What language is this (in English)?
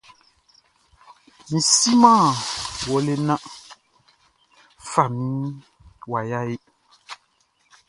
Baoulé